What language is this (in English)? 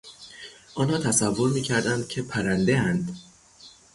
Persian